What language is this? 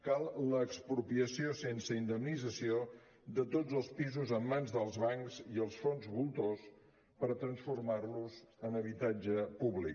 Catalan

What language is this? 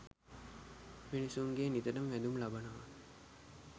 Sinhala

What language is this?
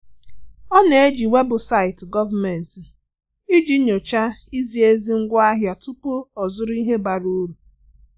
Igbo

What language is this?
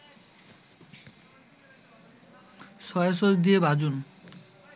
Bangla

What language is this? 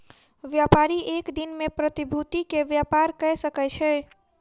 Maithili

